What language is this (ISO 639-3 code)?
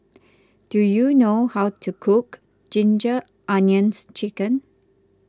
eng